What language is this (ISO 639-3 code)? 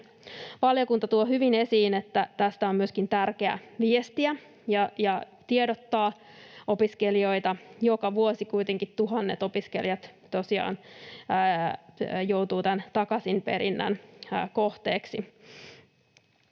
fin